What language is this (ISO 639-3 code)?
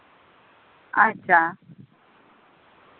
sat